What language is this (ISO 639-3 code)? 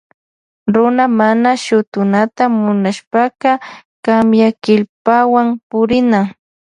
qvj